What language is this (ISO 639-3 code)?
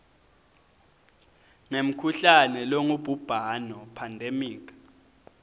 ssw